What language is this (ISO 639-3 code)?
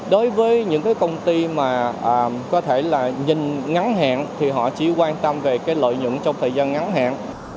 vie